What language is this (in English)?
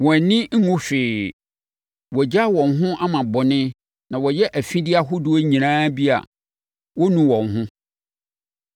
Akan